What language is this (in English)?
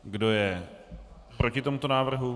Czech